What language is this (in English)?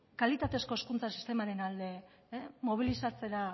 Basque